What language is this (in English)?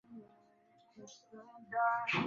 Swahili